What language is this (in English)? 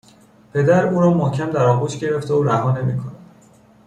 Persian